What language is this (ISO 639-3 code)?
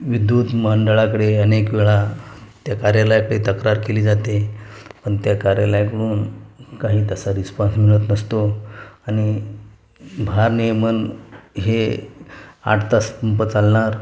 mar